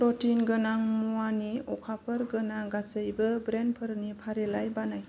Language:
Bodo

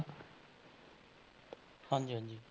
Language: Punjabi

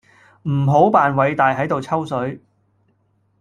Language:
Cantonese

